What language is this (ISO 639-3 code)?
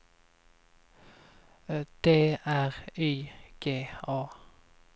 swe